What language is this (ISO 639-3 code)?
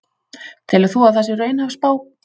isl